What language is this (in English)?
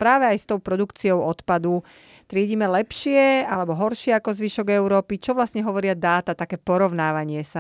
Slovak